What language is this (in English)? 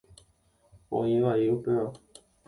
Guarani